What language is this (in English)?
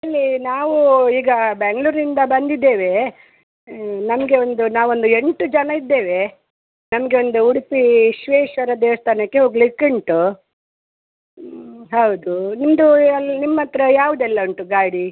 Kannada